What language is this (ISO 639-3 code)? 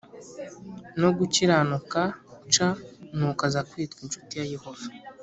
kin